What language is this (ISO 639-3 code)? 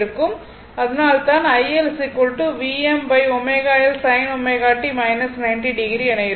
tam